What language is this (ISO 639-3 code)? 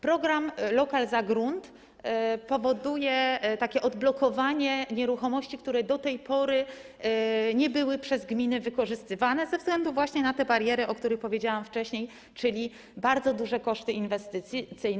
pol